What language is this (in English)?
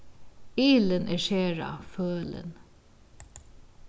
Faroese